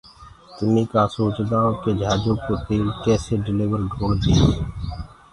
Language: Gurgula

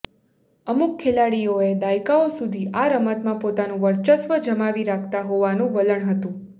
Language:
Gujarati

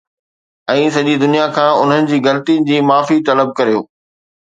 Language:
Sindhi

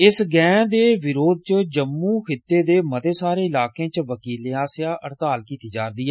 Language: Dogri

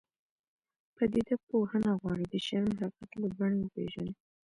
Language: Pashto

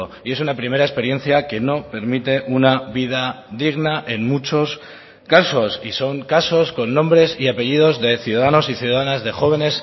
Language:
Spanish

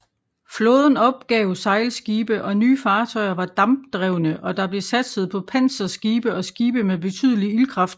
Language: Danish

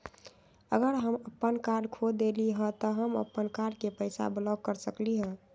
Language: Magahi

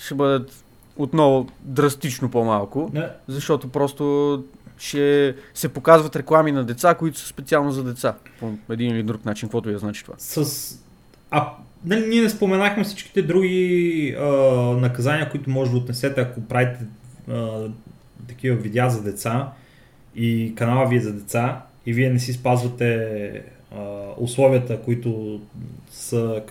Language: Bulgarian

